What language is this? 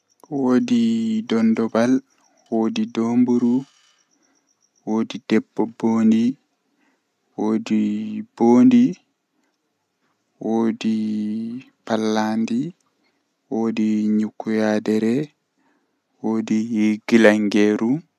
Western Niger Fulfulde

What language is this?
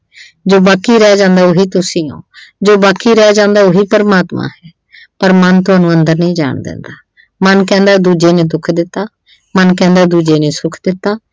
Punjabi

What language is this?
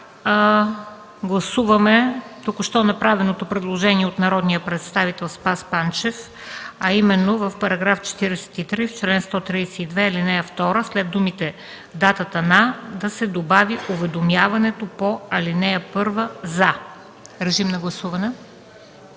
Bulgarian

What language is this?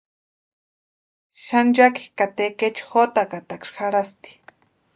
Western Highland Purepecha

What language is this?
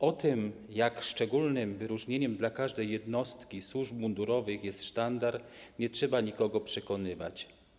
Polish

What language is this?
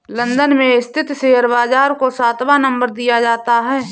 Hindi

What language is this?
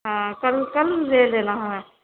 Urdu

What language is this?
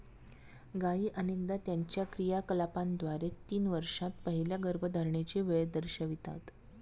Marathi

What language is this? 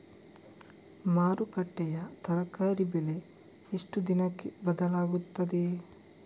Kannada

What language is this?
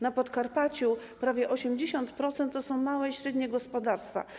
Polish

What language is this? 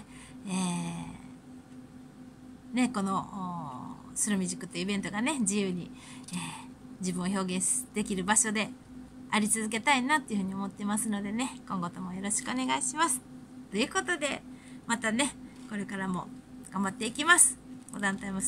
Japanese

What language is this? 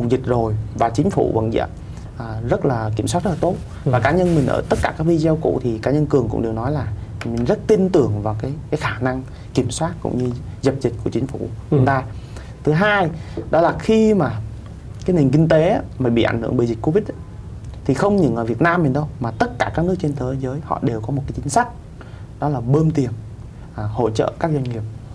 Vietnamese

